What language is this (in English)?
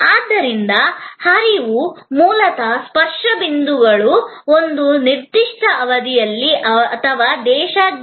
Kannada